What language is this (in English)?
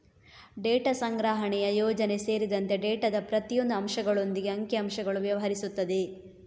Kannada